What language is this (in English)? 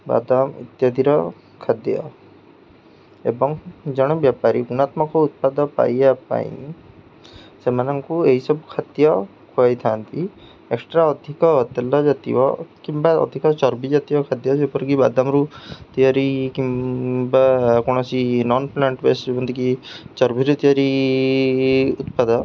Odia